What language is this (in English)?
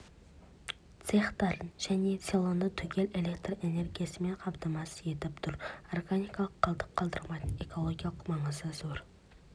Kazakh